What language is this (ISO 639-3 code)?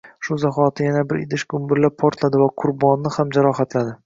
uzb